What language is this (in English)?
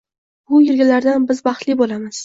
Uzbek